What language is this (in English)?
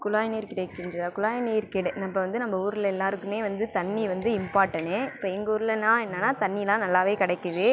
Tamil